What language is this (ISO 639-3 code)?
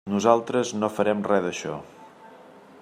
cat